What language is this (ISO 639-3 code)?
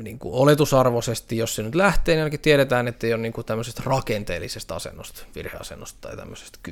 fin